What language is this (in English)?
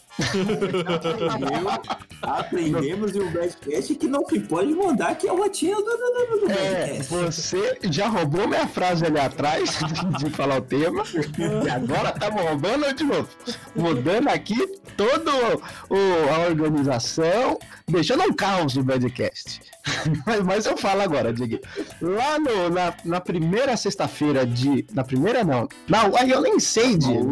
Portuguese